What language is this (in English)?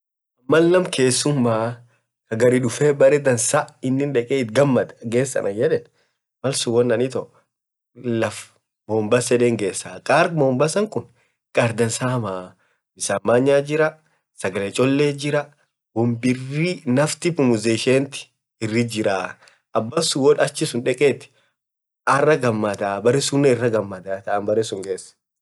Orma